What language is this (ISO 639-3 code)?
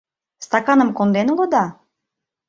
chm